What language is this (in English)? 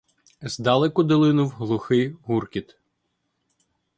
Ukrainian